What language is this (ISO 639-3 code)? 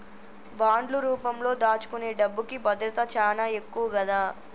tel